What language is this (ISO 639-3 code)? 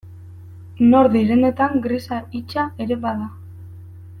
eus